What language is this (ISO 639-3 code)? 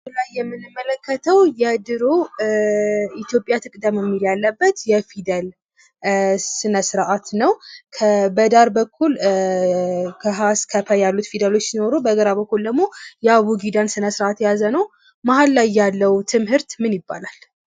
amh